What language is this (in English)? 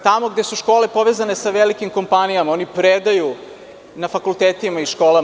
Serbian